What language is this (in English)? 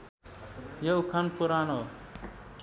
Nepali